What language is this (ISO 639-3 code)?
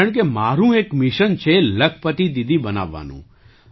guj